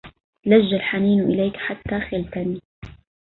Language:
Arabic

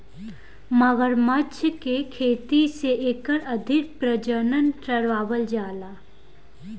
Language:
Bhojpuri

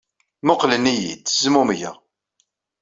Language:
Kabyle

